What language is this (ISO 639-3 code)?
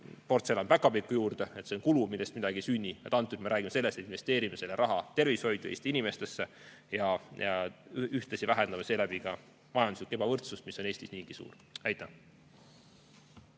est